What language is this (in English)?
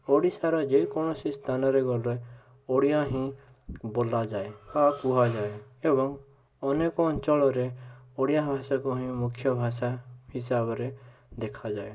Odia